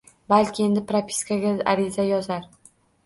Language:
Uzbek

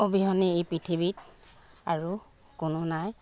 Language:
Assamese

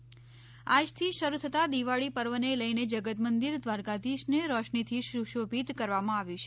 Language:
Gujarati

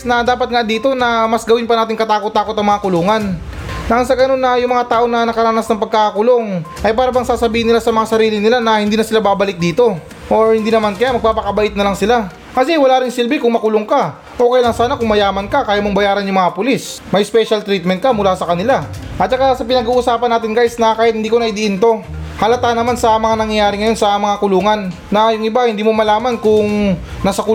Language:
Filipino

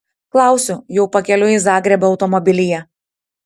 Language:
Lithuanian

